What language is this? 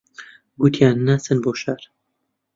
Central Kurdish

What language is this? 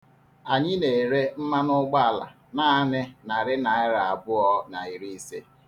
Igbo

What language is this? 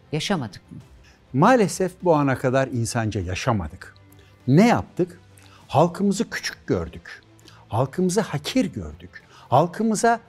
Turkish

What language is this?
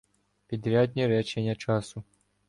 Ukrainian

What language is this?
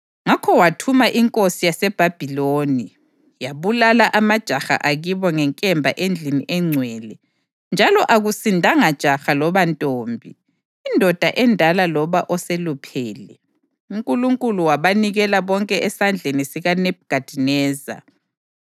North Ndebele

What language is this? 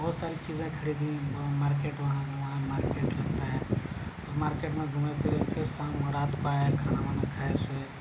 Urdu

